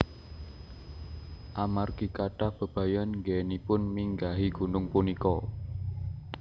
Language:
Javanese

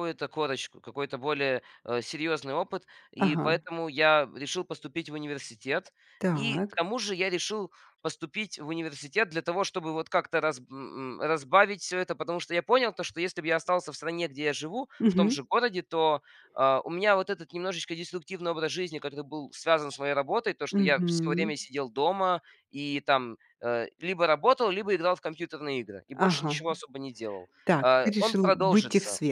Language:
Russian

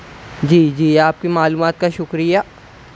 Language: Urdu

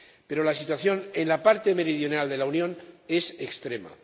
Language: Spanish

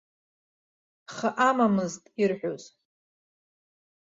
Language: Abkhazian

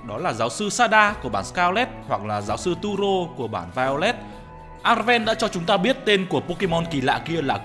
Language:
Vietnamese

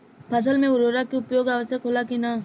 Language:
Bhojpuri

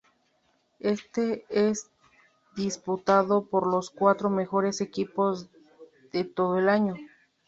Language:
Spanish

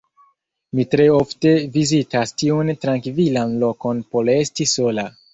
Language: Esperanto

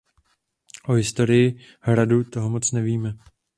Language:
Czech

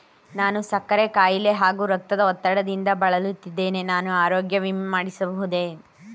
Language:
Kannada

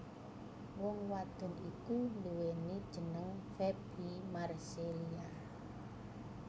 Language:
Javanese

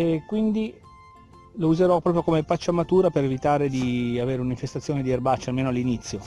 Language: Italian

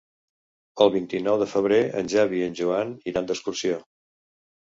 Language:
Catalan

